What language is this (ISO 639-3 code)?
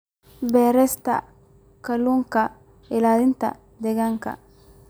som